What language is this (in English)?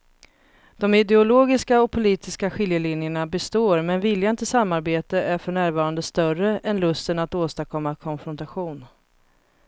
Swedish